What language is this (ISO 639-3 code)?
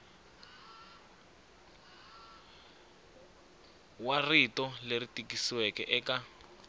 tso